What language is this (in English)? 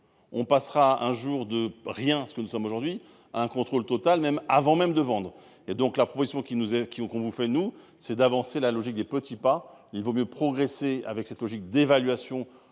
French